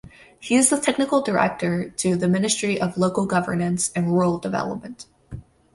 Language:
English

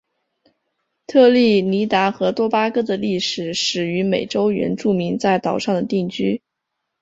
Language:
Chinese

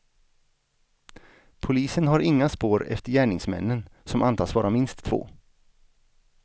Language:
Swedish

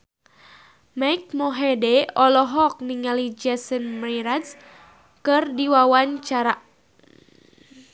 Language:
Sundanese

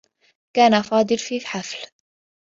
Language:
Arabic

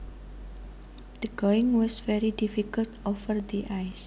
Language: Javanese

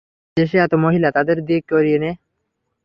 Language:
Bangla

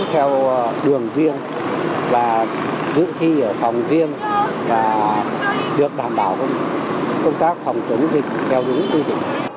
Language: Vietnamese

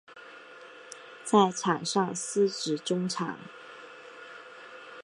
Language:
Chinese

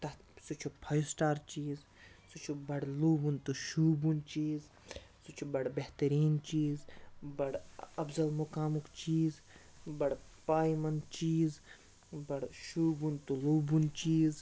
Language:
Kashmiri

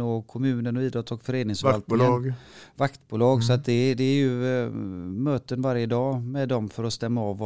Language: Swedish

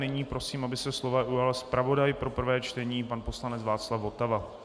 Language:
Czech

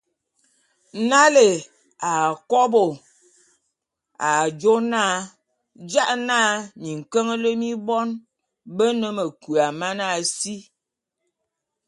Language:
Bulu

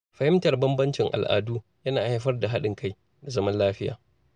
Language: Hausa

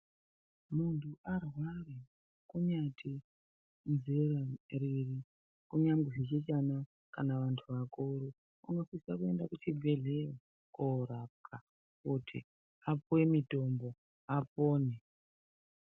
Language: Ndau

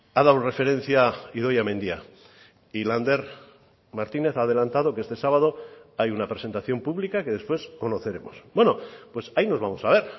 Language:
Spanish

